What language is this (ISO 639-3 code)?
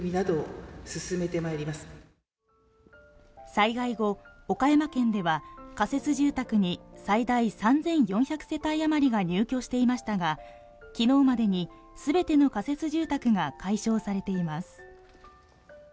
jpn